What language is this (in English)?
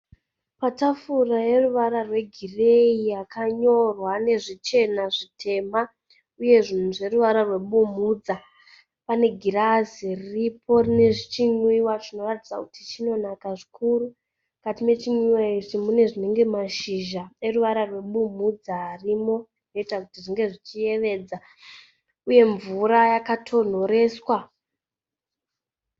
Shona